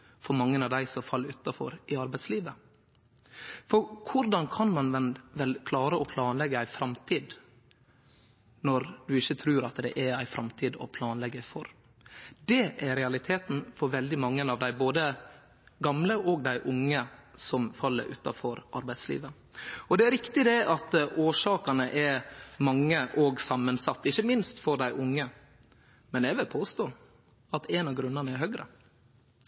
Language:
Norwegian Nynorsk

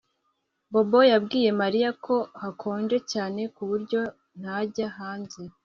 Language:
Kinyarwanda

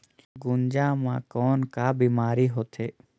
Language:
Chhattisgarhi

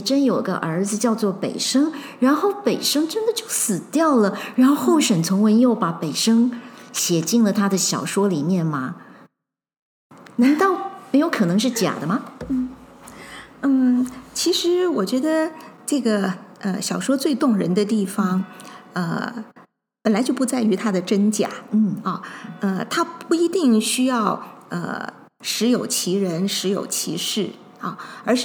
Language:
Chinese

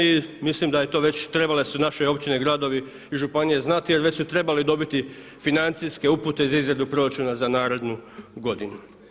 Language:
Croatian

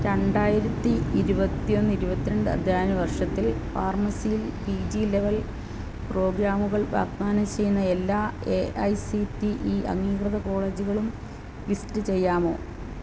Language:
Malayalam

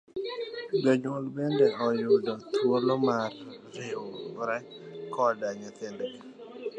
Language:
Luo (Kenya and Tanzania)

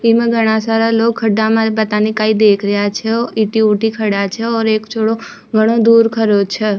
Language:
Rajasthani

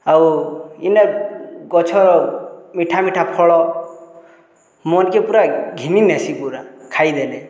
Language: Odia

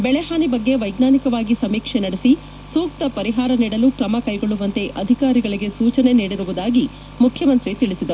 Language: Kannada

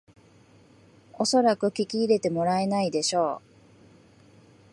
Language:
Japanese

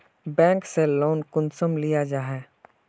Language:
Magahi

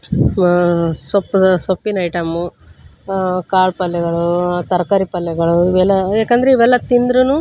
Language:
Kannada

